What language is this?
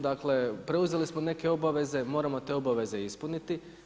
Croatian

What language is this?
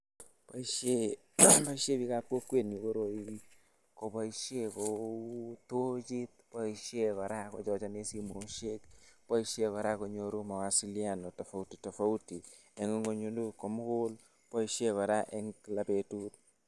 Kalenjin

